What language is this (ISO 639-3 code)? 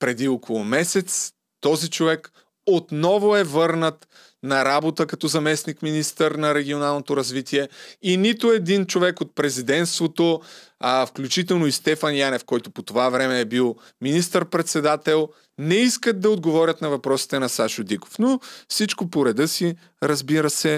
bul